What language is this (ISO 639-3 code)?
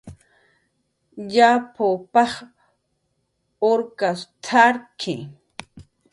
jqr